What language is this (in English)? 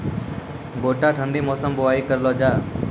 Maithili